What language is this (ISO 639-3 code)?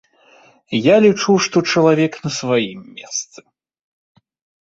bel